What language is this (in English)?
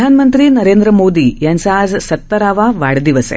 Marathi